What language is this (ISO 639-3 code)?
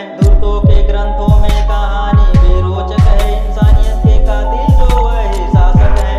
hin